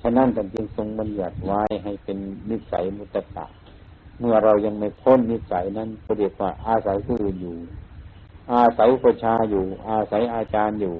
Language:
Thai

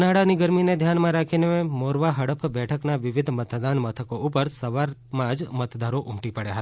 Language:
Gujarati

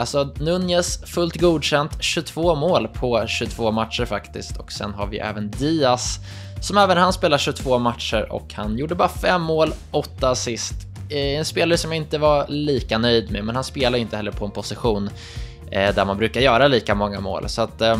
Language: Swedish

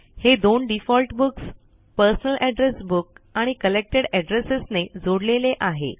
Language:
Marathi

